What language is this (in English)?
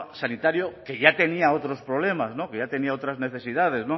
Spanish